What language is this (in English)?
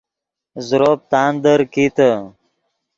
Yidgha